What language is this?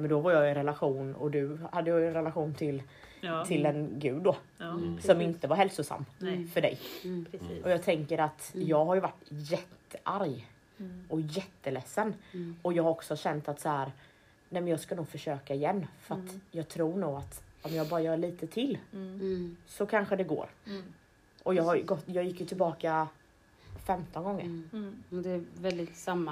Swedish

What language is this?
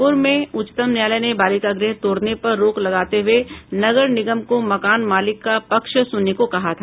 Hindi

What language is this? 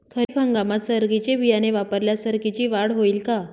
Marathi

